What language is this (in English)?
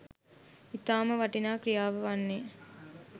Sinhala